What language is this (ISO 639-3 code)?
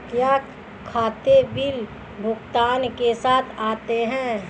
hin